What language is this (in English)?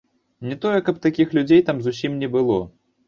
Belarusian